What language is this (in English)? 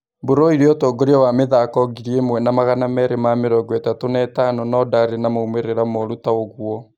Kikuyu